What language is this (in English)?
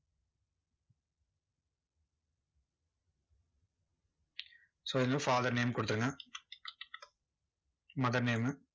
Tamil